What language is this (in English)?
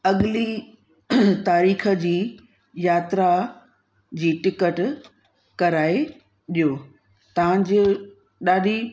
Sindhi